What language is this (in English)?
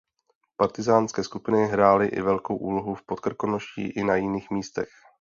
Czech